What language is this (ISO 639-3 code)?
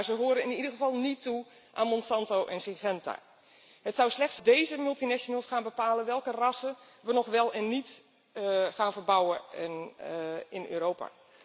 nld